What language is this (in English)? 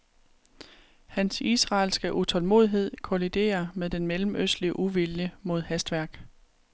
Danish